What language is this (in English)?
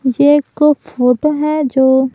Hindi